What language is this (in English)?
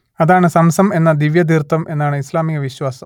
Malayalam